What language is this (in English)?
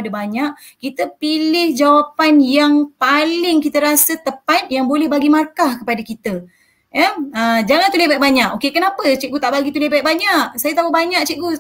Malay